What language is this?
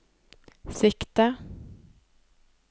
Norwegian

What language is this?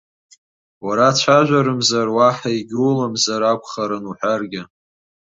Abkhazian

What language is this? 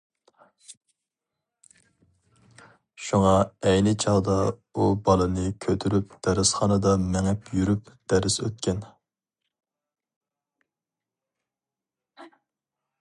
Uyghur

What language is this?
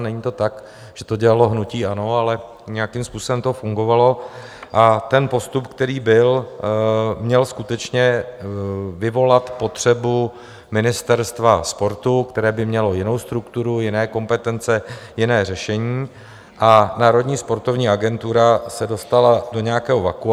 Czech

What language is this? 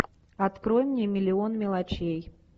Russian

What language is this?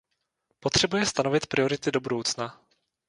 Czech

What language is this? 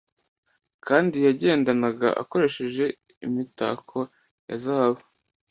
Kinyarwanda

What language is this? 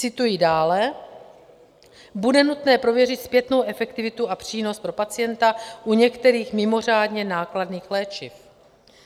Czech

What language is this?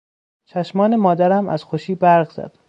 Persian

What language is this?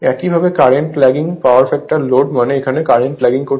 Bangla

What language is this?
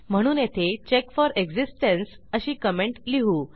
Marathi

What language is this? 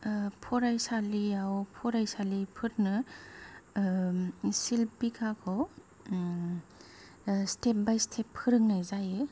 Bodo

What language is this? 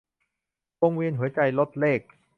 Thai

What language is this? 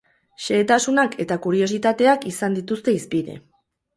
Basque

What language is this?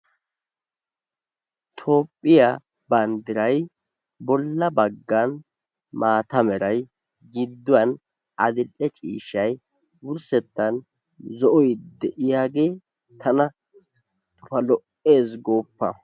Wolaytta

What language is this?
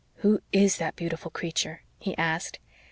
English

